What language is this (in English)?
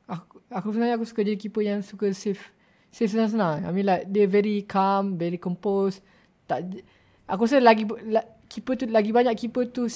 Malay